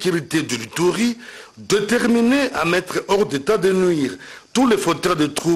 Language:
French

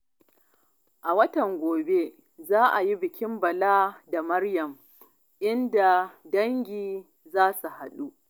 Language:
Hausa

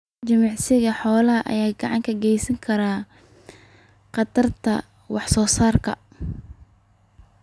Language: Somali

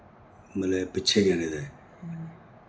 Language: Dogri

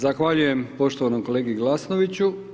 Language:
Croatian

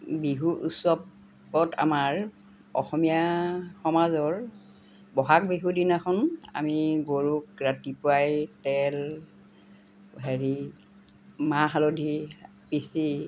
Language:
Assamese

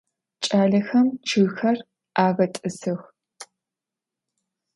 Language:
Adyghe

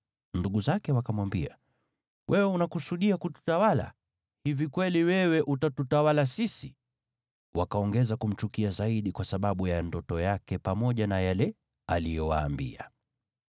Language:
Swahili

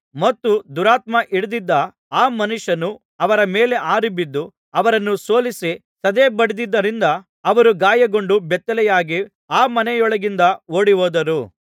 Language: Kannada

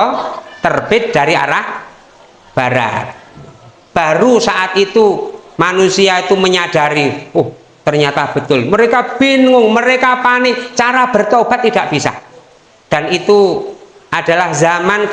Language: Indonesian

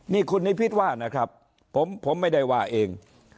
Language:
Thai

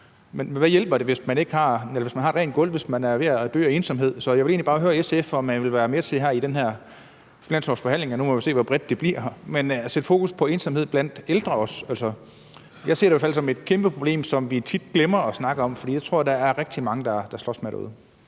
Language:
Danish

